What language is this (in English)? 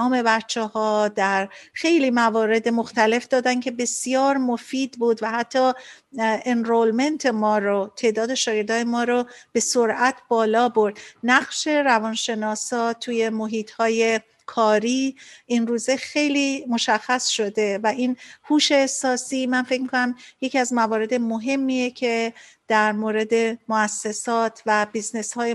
Persian